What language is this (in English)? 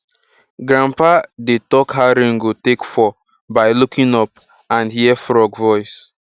Nigerian Pidgin